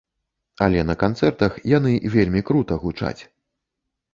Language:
Belarusian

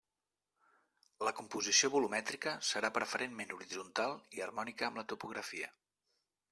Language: Catalan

